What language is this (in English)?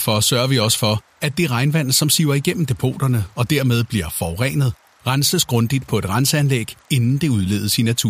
Danish